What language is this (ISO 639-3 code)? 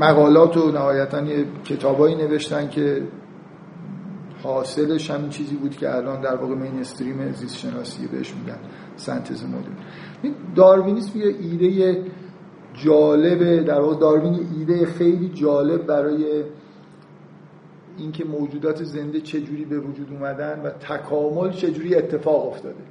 fas